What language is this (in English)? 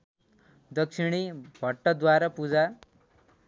Nepali